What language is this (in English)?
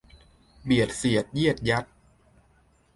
Thai